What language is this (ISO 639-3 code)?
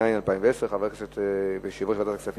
heb